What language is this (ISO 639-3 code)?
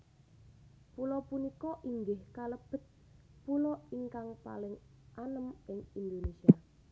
jav